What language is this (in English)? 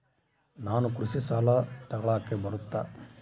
Kannada